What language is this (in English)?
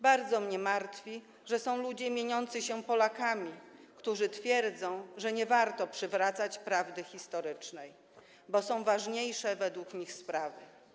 Polish